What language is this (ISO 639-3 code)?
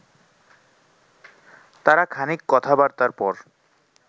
ben